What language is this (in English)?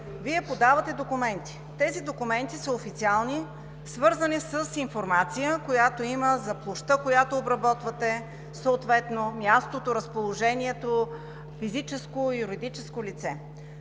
Bulgarian